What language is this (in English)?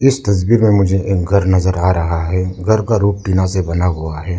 Hindi